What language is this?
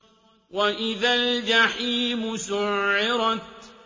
Arabic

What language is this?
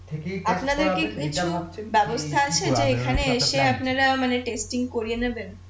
Bangla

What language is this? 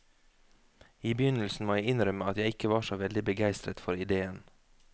Norwegian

